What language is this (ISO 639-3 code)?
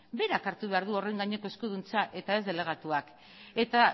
eus